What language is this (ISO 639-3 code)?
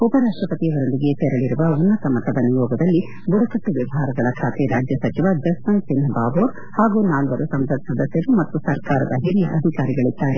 kan